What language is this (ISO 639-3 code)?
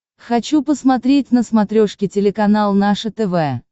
rus